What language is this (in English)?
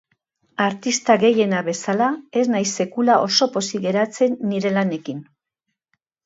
Basque